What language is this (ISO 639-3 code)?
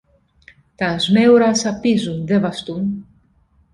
ell